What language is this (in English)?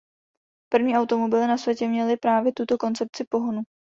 Czech